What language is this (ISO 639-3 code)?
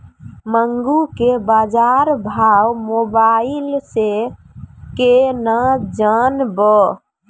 mai